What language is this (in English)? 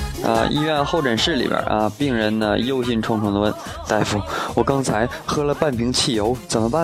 Chinese